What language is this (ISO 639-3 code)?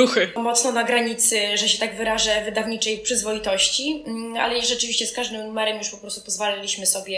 pol